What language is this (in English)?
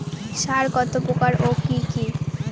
Bangla